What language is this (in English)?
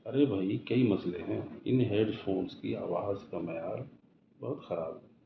Urdu